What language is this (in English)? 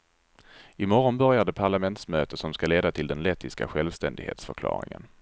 Swedish